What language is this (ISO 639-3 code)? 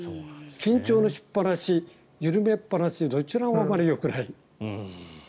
jpn